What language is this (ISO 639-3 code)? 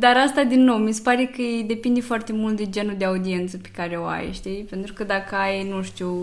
ron